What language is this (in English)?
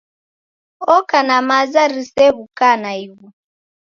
Taita